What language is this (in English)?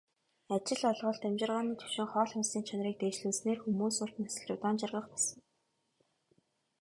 Mongolian